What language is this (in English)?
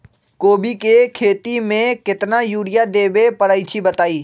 Magahi